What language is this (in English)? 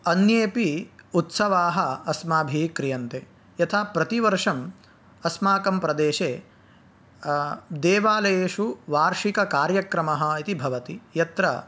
Sanskrit